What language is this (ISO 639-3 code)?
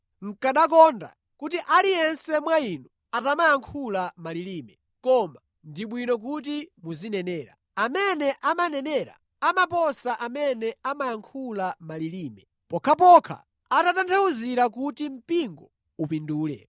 nya